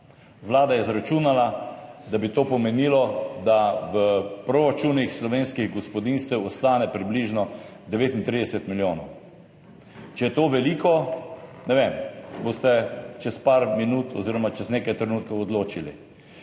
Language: Slovenian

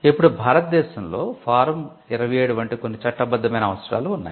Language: Telugu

